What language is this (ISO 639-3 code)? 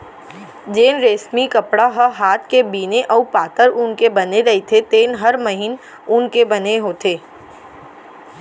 hne